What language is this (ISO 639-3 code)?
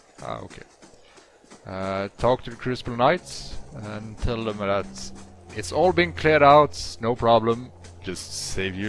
eng